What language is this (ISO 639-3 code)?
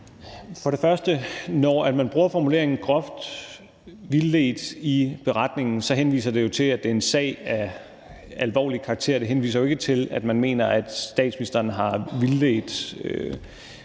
dan